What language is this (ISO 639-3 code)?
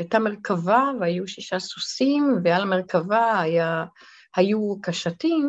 heb